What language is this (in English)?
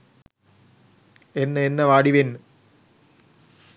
Sinhala